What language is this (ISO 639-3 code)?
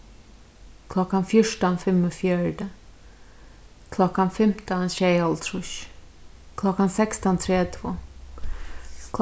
fao